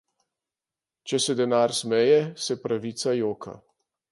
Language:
Slovenian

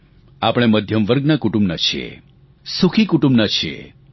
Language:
Gujarati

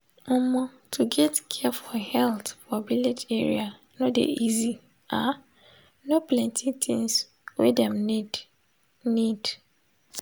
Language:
Nigerian Pidgin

